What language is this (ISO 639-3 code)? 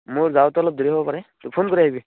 asm